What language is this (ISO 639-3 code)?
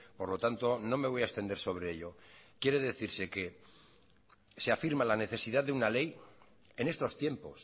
spa